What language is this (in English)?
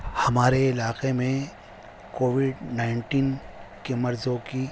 Urdu